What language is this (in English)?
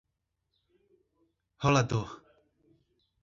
Portuguese